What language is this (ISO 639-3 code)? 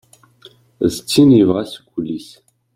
kab